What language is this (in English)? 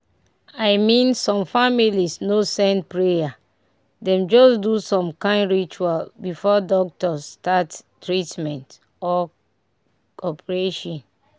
Nigerian Pidgin